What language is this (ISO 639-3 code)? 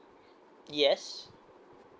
eng